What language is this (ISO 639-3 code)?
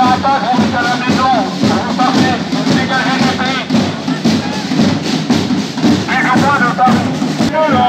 fra